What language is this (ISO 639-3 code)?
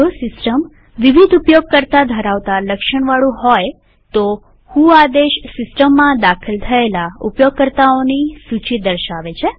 guj